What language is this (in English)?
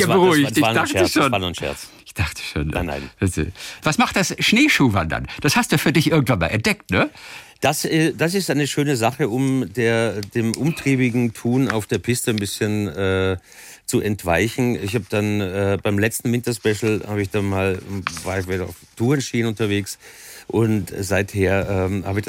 German